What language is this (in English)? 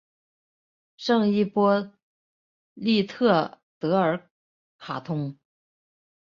Chinese